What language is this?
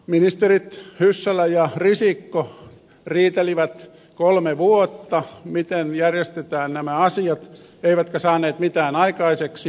Finnish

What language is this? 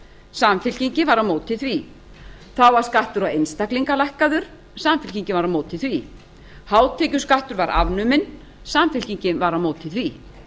Icelandic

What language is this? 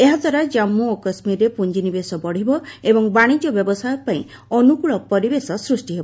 Odia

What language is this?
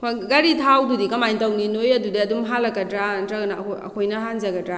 Manipuri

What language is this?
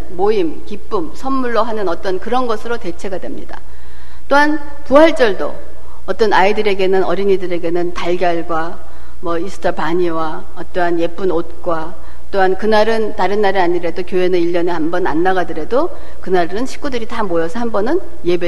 Korean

